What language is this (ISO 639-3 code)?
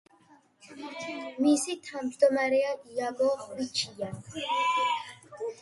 kat